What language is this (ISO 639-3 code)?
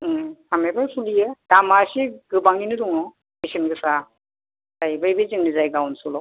brx